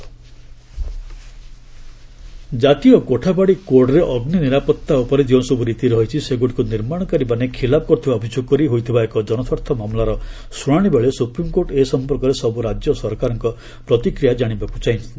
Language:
Odia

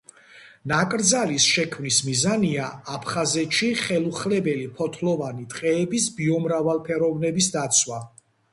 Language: Georgian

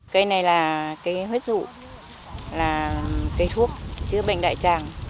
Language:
Vietnamese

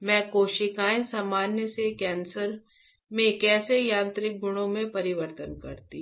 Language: Hindi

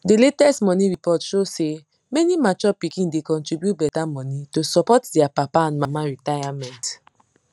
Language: Nigerian Pidgin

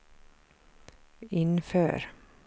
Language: Swedish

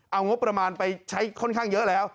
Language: Thai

